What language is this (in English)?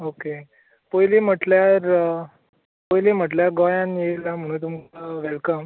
Konkani